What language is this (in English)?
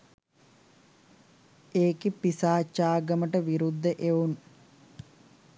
Sinhala